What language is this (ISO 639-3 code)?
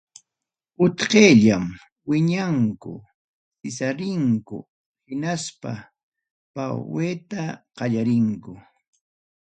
quy